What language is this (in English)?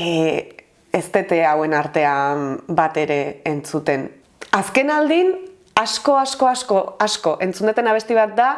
Basque